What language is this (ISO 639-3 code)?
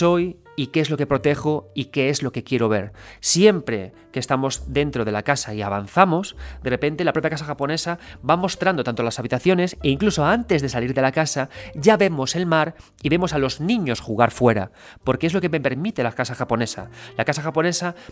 spa